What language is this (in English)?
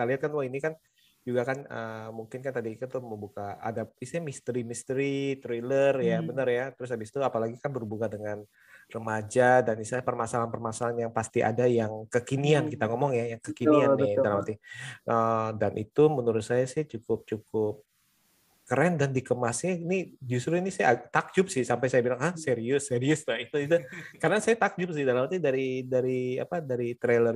Indonesian